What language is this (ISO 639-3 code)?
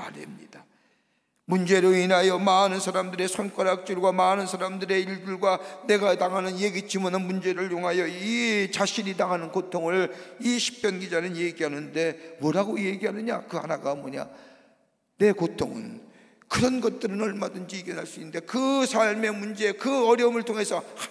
kor